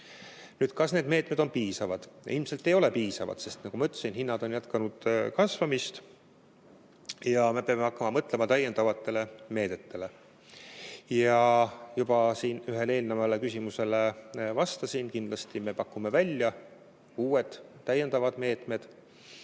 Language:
Estonian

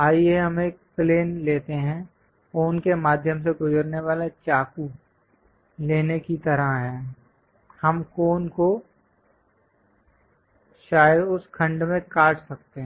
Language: Hindi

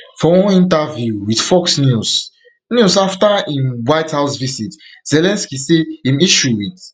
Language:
Nigerian Pidgin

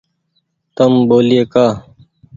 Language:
Goaria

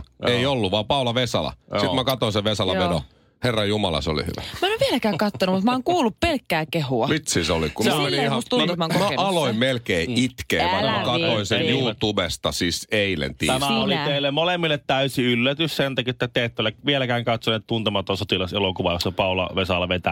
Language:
Finnish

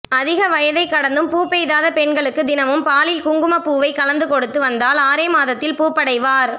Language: Tamil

